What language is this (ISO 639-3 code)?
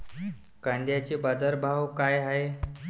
mar